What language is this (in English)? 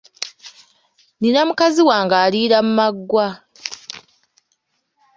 Ganda